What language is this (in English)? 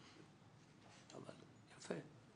Hebrew